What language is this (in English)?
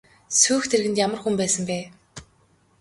Mongolian